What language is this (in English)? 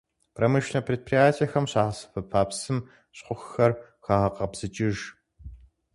Kabardian